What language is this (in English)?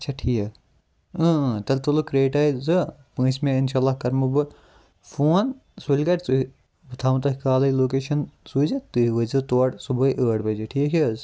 Kashmiri